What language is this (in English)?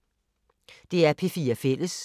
Danish